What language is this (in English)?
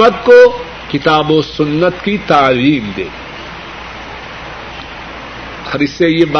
Urdu